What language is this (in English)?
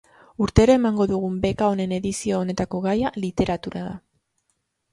Basque